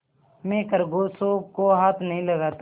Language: Hindi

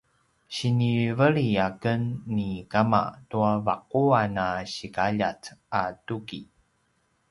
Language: Paiwan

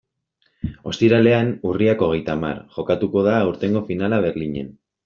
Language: Basque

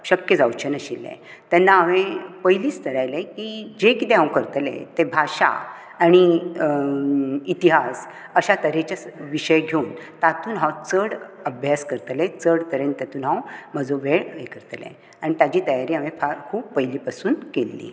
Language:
Konkani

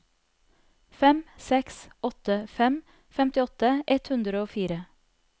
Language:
Norwegian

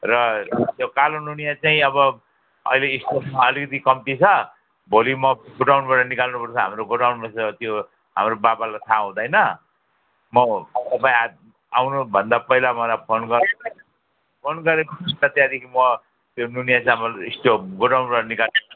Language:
Nepali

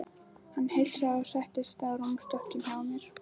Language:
Icelandic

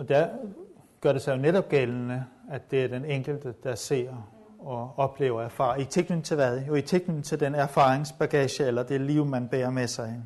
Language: Danish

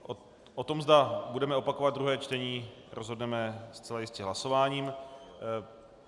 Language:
Czech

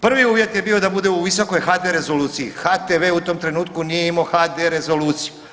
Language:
Croatian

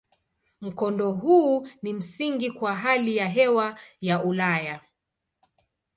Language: Swahili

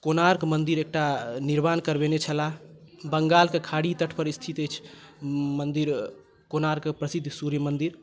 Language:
Maithili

